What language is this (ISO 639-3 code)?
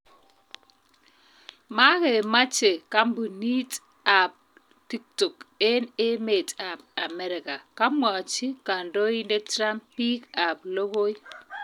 kln